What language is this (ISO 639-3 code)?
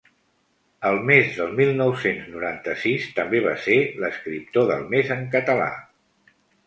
cat